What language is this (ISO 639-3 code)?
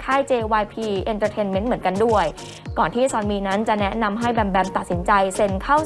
tha